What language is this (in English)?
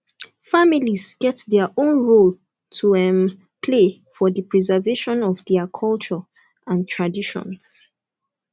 Nigerian Pidgin